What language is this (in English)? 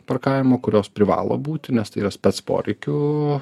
Lithuanian